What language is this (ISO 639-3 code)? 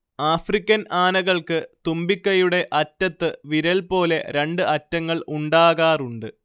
mal